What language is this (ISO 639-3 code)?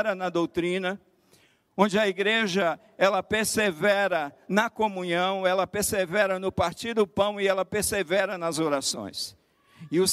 por